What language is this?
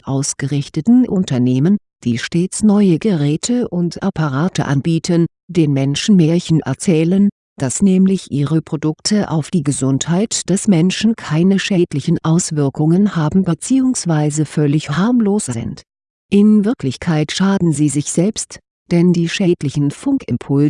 German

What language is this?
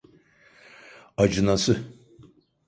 Turkish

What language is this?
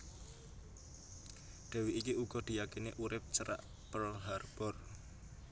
Javanese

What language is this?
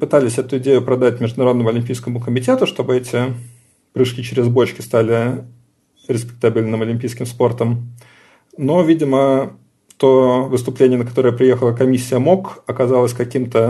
Russian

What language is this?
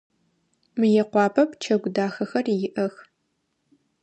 Adyghe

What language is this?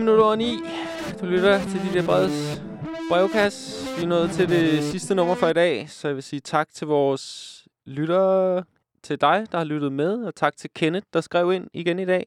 Danish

